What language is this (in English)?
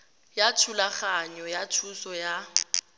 Tswana